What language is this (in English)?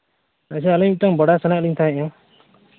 Santali